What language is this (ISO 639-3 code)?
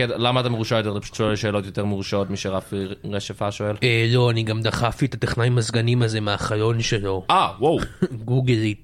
heb